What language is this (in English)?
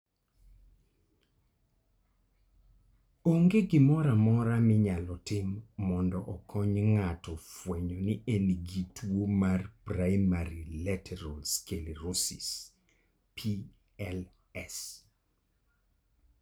Luo (Kenya and Tanzania)